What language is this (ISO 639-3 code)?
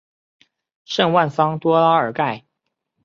zho